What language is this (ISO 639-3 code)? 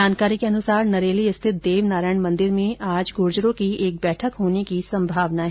hin